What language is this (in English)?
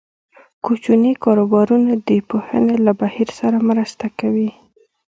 Pashto